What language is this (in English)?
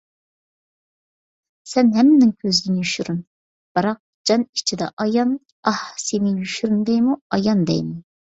Uyghur